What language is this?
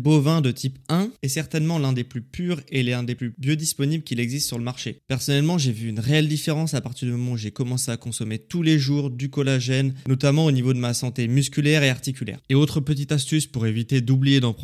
French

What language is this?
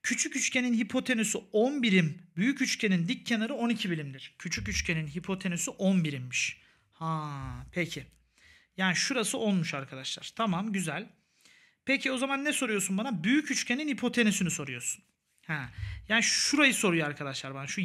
Turkish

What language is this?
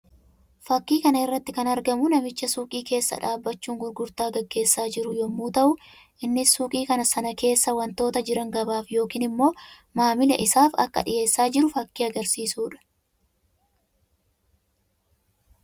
Oromo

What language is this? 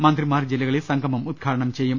Malayalam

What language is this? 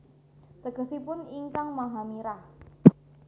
Javanese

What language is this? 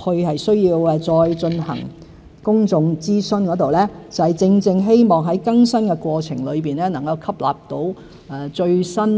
Cantonese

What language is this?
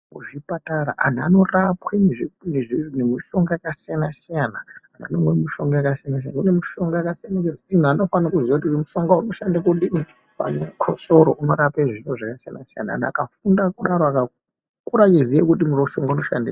Ndau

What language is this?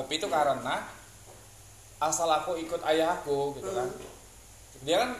Indonesian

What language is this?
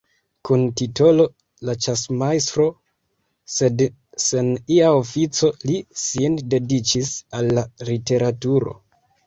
Esperanto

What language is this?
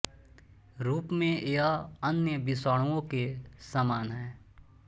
Hindi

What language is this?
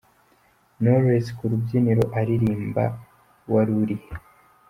Kinyarwanda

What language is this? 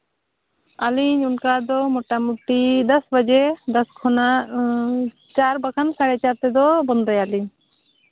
Santali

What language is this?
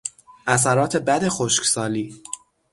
Persian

